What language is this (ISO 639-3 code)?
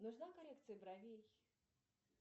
rus